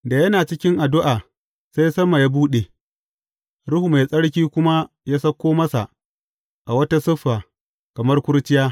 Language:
Hausa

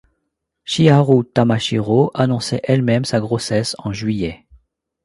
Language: French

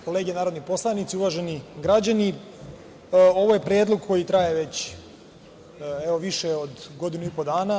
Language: Serbian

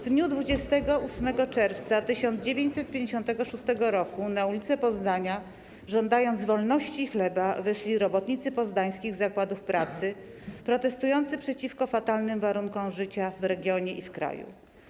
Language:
Polish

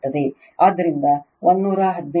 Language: Kannada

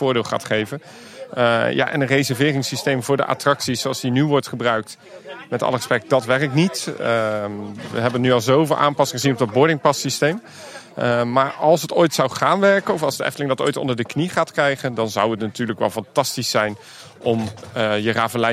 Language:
Dutch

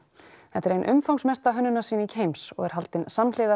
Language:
Icelandic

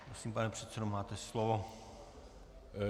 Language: Czech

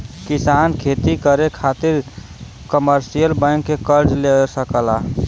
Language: Bhojpuri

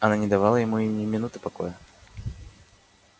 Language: Russian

